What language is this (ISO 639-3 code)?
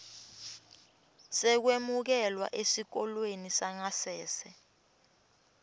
ssw